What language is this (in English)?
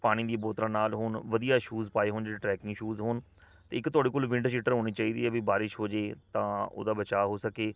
Punjabi